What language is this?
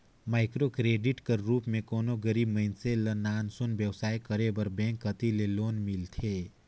Chhattisgarhi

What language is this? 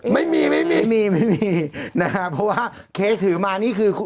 Thai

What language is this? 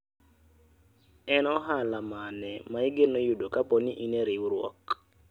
Luo (Kenya and Tanzania)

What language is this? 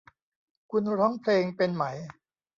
Thai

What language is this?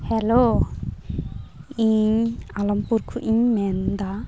Santali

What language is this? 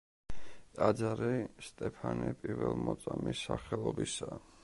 Georgian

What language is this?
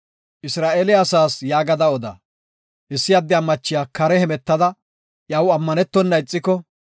Gofa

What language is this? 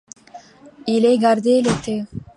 French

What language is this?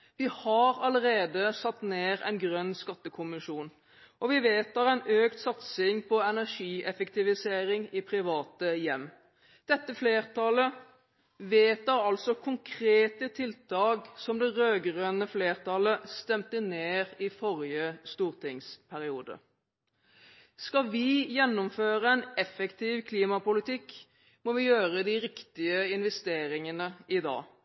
Norwegian Bokmål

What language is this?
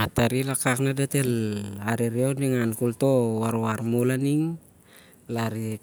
Siar-Lak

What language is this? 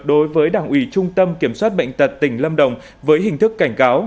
Vietnamese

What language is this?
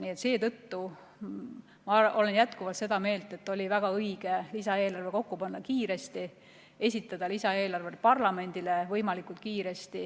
Estonian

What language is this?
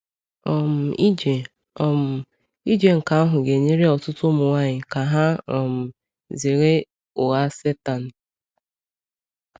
Igbo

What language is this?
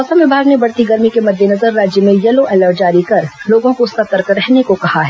Hindi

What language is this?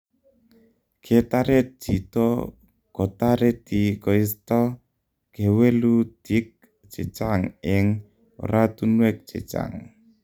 Kalenjin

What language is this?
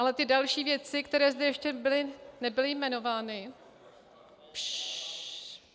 Czech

